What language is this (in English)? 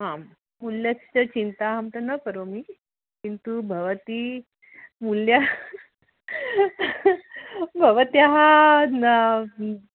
Sanskrit